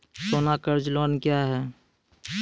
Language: Maithili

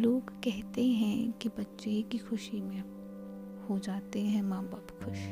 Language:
Hindi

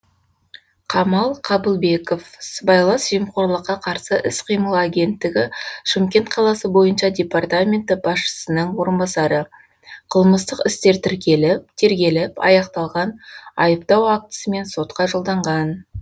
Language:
Kazakh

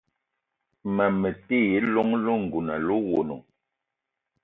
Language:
Eton (Cameroon)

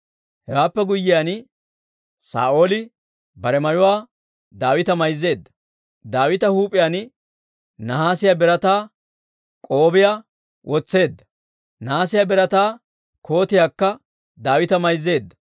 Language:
Dawro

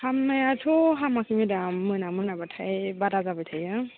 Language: Bodo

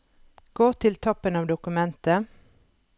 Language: Norwegian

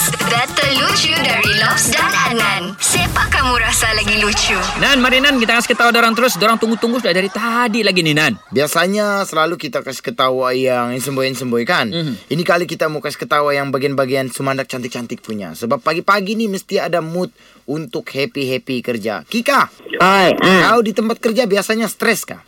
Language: Malay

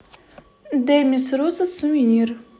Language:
Russian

